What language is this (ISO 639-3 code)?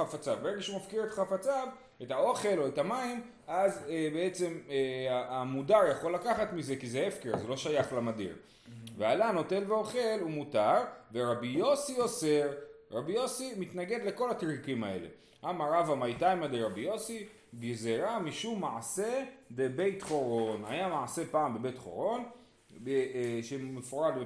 heb